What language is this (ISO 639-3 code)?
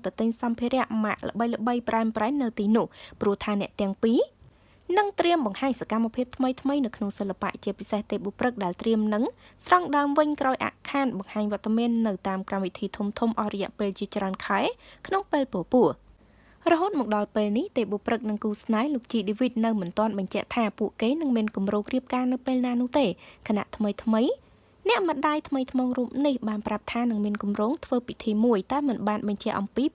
vie